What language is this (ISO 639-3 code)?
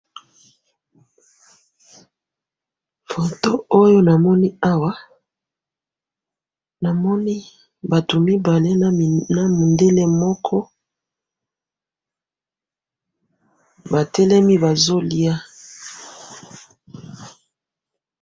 lin